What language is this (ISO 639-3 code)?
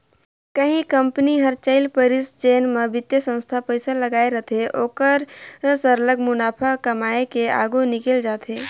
hne